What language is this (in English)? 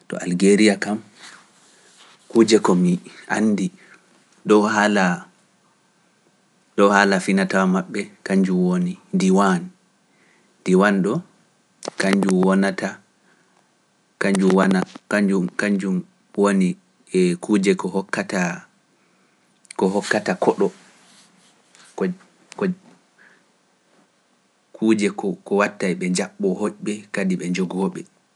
Pular